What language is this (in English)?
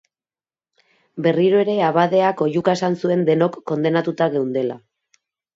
Basque